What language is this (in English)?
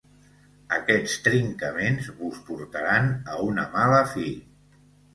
Catalan